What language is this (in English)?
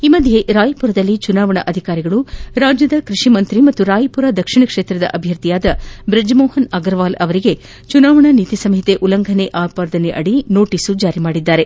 Kannada